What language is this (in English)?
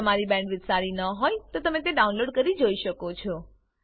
Gujarati